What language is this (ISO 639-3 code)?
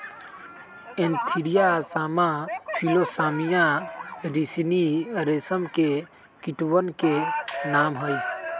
mag